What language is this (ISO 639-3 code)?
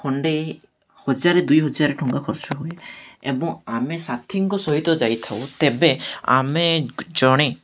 ori